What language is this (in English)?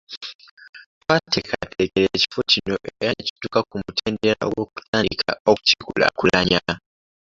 Ganda